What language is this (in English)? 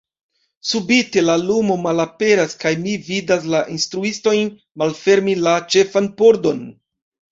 Esperanto